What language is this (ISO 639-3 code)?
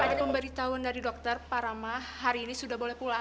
ind